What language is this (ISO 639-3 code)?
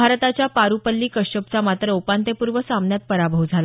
mar